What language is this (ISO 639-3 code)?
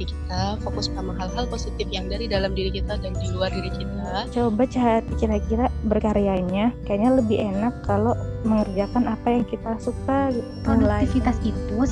ind